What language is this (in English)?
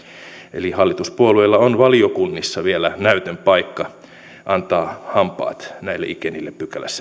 Finnish